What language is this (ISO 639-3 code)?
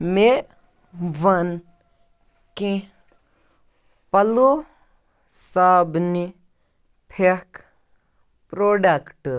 kas